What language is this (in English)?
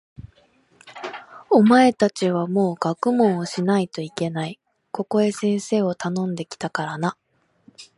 Japanese